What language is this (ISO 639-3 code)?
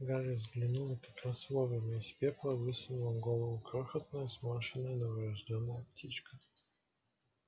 rus